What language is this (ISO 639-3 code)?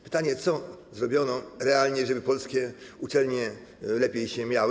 pol